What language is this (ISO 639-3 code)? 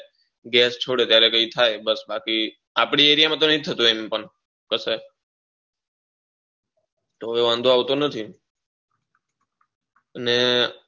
guj